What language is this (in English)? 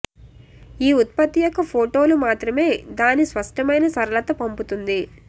Telugu